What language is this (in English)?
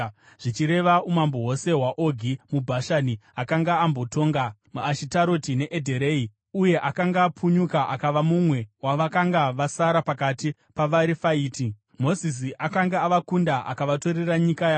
Shona